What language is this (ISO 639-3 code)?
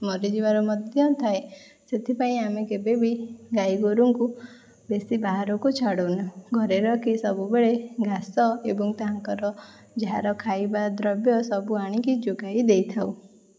ori